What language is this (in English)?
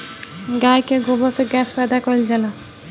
Bhojpuri